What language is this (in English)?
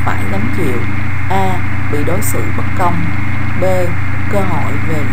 Vietnamese